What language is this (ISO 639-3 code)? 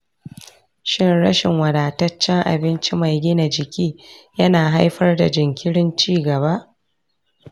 hau